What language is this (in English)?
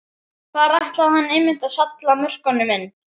Icelandic